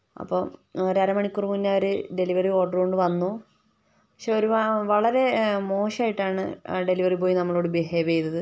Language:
Malayalam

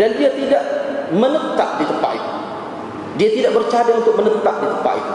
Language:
Malay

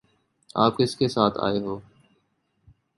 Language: Urdu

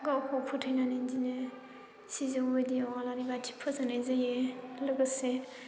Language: Bodo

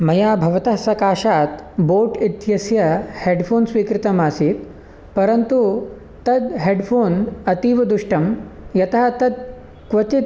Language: Sanskrit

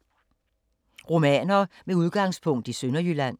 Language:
Danish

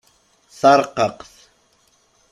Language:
Kabyle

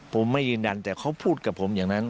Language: Thai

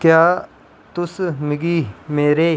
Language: Dogri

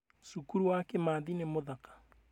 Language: Kikuyu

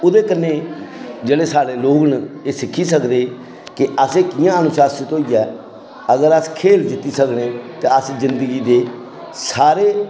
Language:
Dogri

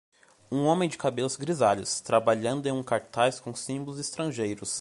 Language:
Portuguese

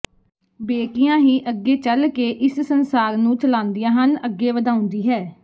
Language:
Punjabi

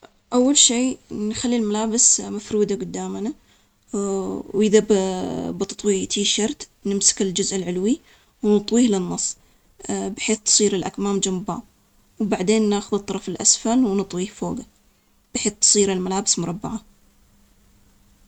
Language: Omani Arabic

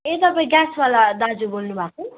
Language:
Nepali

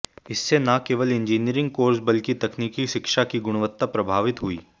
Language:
Hindi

